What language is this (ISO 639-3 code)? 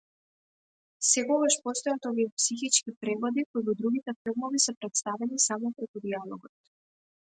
mkd